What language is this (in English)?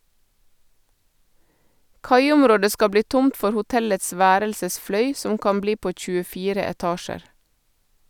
Norwegian